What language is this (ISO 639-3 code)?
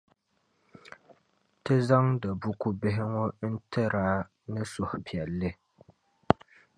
dag